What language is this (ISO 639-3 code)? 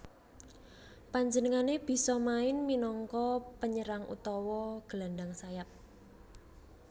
jav